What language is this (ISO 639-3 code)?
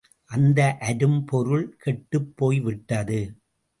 tam